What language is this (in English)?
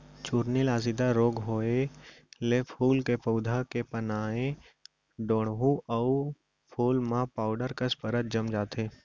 Chhattisgarhi